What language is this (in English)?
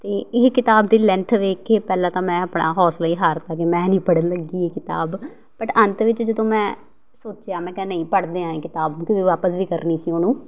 Punjabi